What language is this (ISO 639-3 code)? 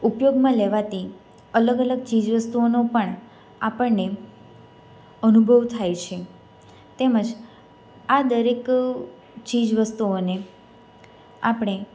guj